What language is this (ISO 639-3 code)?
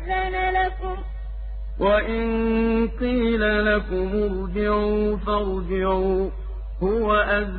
ara